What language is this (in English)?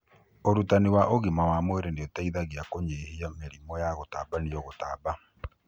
Kikuyu